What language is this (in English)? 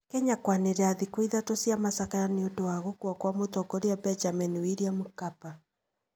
Kikuyu